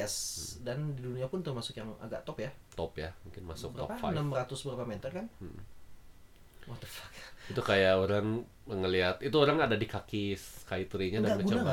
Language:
Indonesian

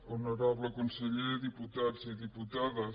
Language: Catalan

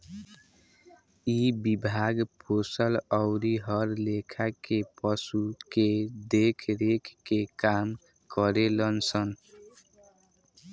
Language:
Bhojpuri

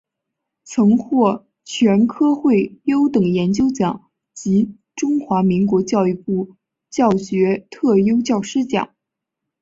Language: Chinese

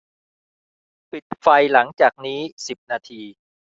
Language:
Thai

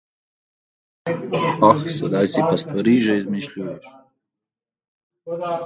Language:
Slovenian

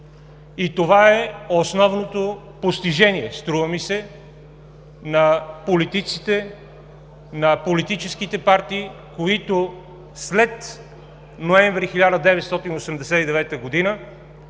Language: Bulgarian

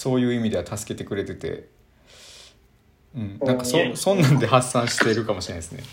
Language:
Japanese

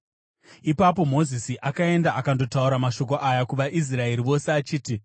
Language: Shona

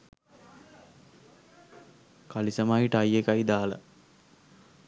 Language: Sinhala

